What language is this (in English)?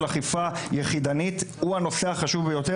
Hebrew